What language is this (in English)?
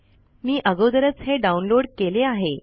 Marathi